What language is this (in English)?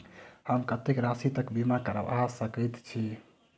Maithili